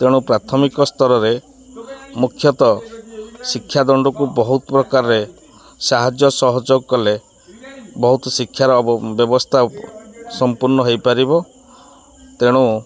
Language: Odia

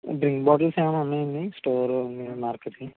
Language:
Telugu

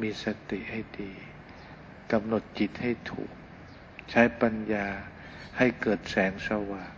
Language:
Thai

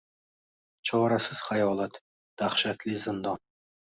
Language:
Uzbek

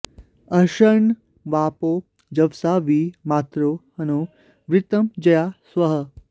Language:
Sanskrit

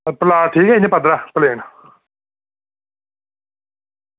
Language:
Dogri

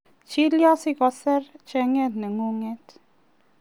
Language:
Kalenjin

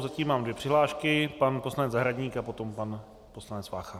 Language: Czech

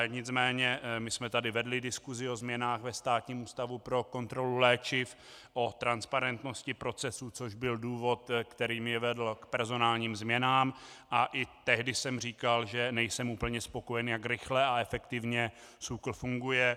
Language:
Czech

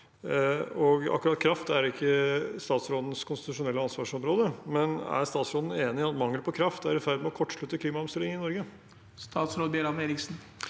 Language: Norwegian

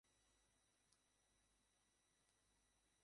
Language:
Bangla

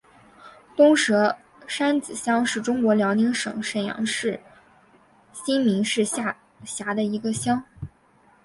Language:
Chinese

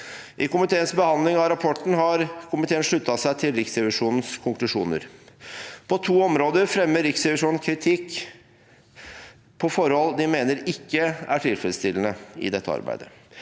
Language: Norwegian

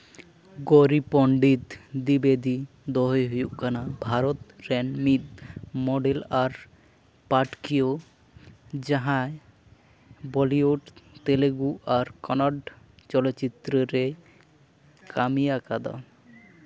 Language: Santali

